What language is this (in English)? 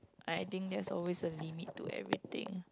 English